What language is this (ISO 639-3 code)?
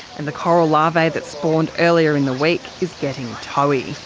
eng